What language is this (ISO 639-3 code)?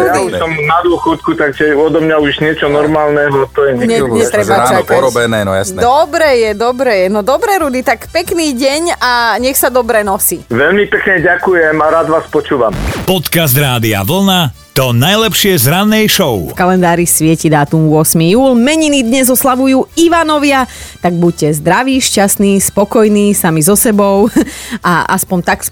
slk